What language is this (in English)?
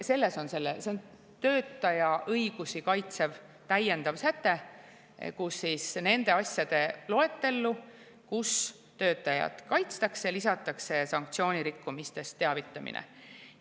Estonian